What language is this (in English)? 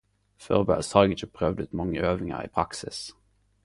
Norwegian Nynorsk